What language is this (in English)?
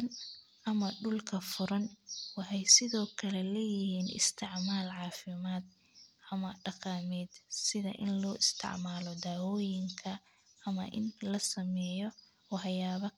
Somali